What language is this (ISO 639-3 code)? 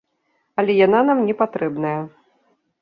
bel